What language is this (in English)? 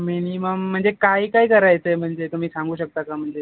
Marathi